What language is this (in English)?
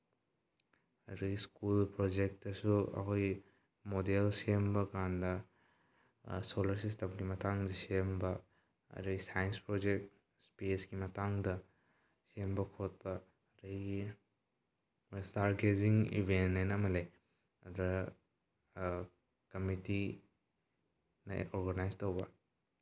Manipuri